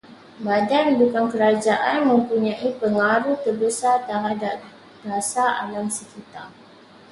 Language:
Malay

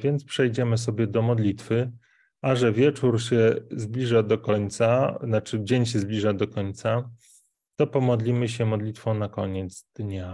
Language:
Polish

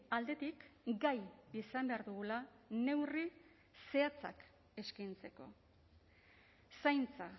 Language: Basque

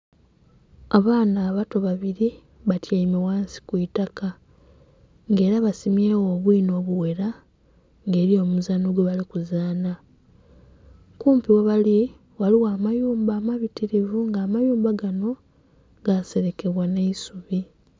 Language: Soga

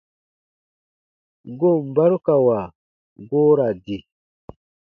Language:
Baatonum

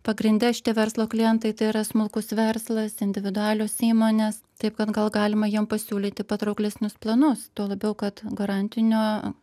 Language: Lithuanian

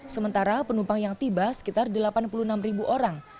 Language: Indonesian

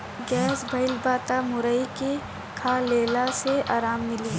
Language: Bhojpuri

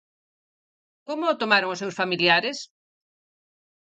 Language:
Galician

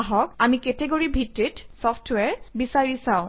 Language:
Assamese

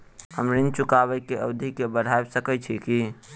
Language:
Maithili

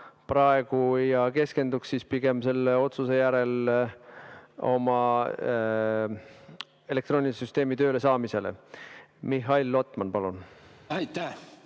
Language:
Estonian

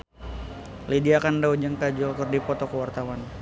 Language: Sundanese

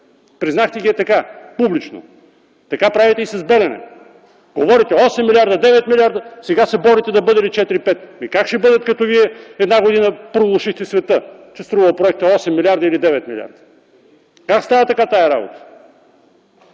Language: Bulgarian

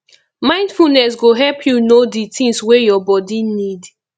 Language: Nigerian Pidgin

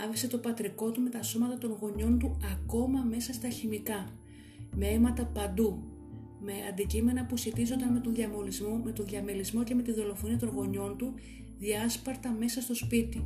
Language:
Greek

